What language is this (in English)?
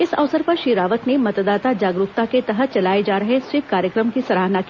Hindi